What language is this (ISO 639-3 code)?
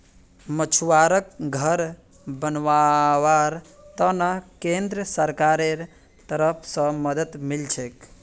mag